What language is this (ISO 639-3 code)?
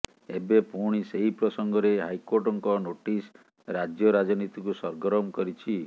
ori